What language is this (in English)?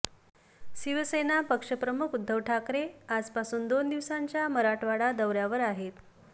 Marathi